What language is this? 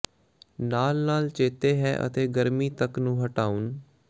Punjabi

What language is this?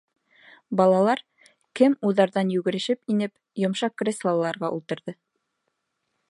Bashkir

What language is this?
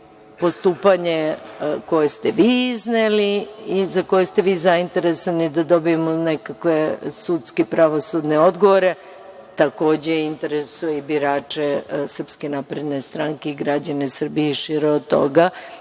Serbian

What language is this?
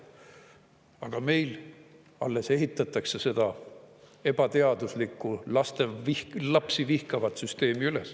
Estonian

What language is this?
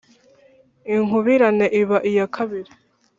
Kinyarwanda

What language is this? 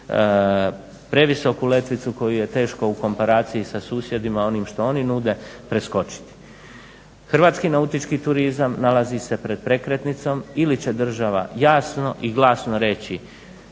Croatian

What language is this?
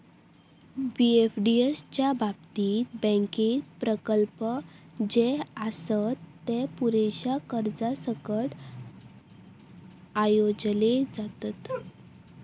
Marathi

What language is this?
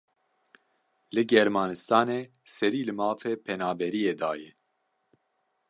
Kurdish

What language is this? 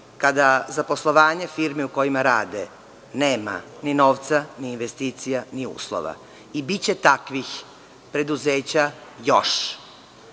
Serbian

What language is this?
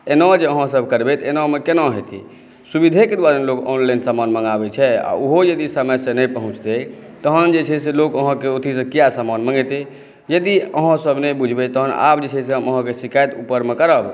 Maithili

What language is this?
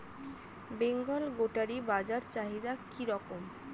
Bangla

